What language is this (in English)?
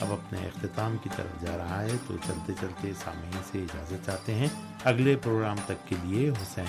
Urdu